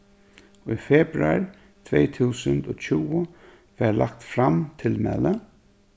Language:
Faroese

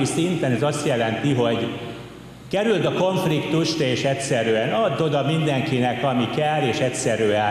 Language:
Hungarian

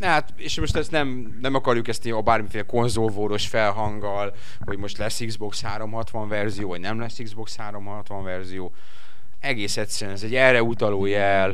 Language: Hungarian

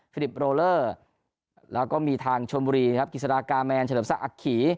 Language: Thai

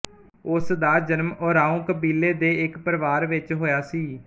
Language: Punjabi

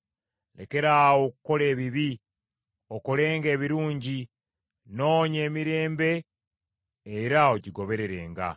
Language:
Ganda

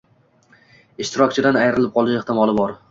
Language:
Uzbek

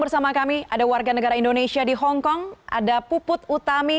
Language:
Indonesian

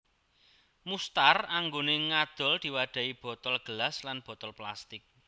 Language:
Javanese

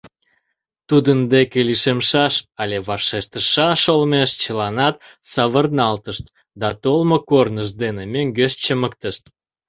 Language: Mari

